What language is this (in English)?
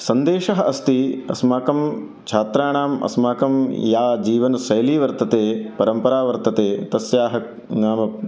Sanskrit